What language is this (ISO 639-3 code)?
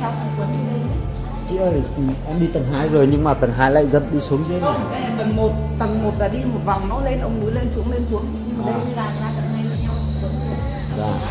vie